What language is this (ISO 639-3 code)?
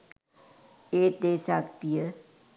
sin